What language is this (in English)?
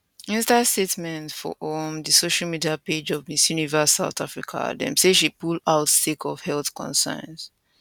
Nigerian Pidgin